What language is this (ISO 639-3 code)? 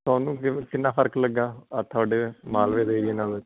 pan